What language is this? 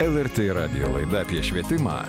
Lithuanian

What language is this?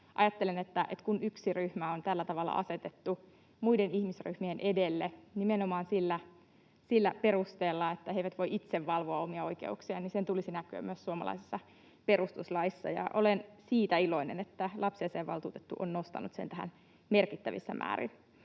Finnish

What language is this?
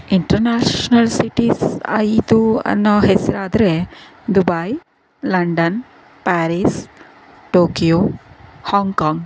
Kannada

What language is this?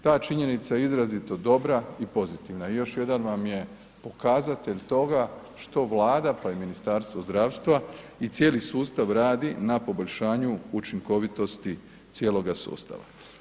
Croatian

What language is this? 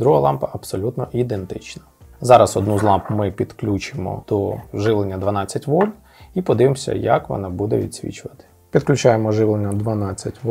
Ukrainian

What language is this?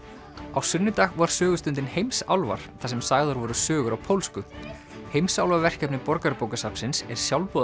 Icelandic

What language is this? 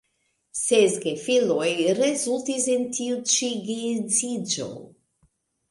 Esperanto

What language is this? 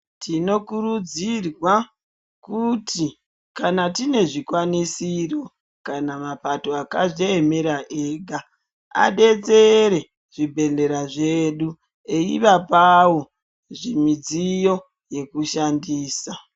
Ndau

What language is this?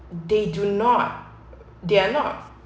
English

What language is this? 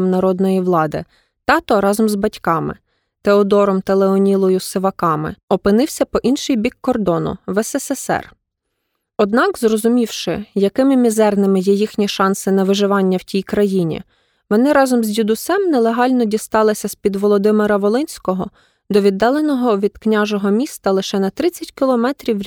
Ukrainian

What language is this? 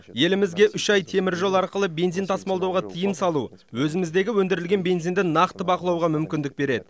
Kazakh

